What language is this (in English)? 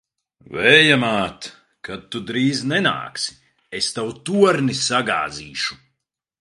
Latvian